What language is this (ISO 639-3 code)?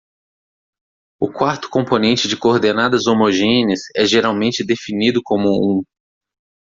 por